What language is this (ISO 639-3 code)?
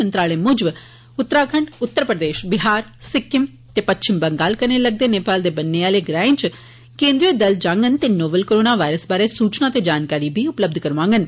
doi